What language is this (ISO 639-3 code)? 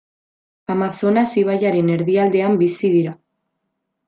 eus